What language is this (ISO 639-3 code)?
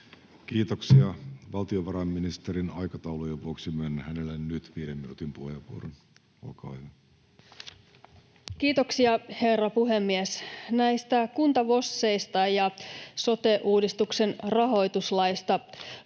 fin